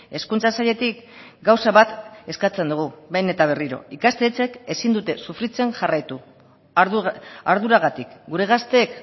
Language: Basque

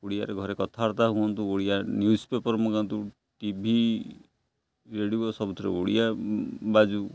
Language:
Odia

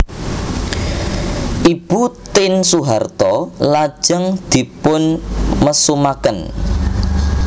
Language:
Javanese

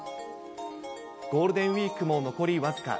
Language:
Japanese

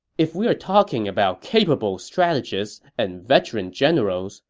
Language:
English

